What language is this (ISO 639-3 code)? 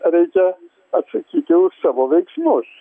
lit